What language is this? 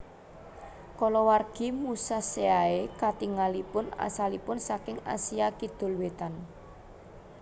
Javanese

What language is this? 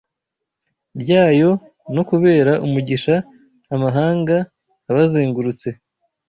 Kinyarwanda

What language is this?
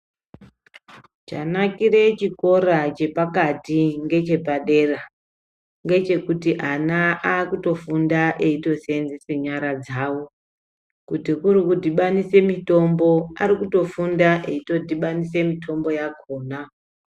Ndau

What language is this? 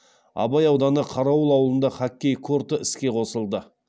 Kazakh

